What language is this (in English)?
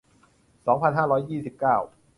Thai